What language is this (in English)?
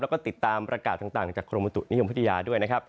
Thai